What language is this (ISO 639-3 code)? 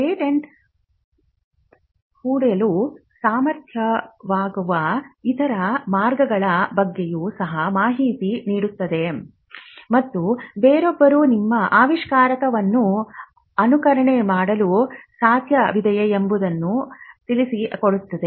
kan